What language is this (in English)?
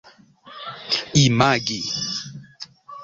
Esperanto